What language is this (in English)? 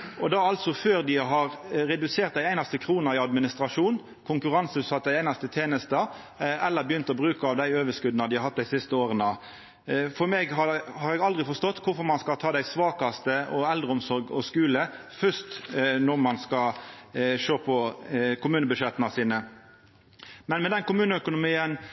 Norwegian Nynorsk